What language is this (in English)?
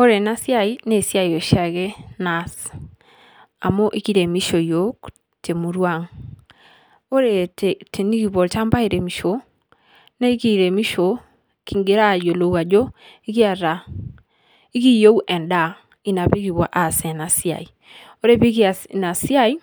Masai